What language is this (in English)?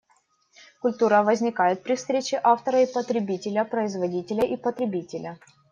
Russian